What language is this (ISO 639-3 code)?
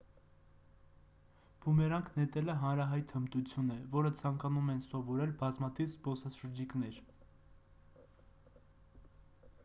hye